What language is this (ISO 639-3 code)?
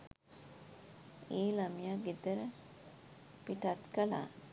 sin